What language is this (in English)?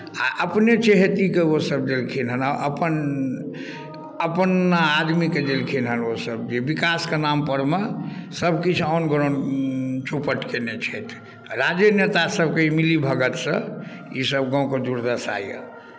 Maithili